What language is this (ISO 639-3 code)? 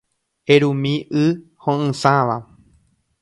grn